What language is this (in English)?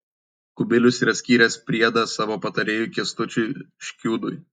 Lithuanian